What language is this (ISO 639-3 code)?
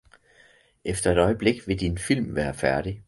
dan